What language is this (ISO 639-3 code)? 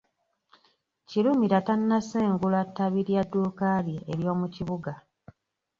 lug